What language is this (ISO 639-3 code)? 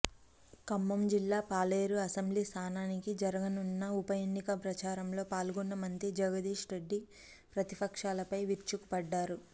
tel